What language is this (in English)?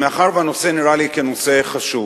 Hebrew